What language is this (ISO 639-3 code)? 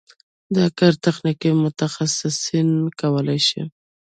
pus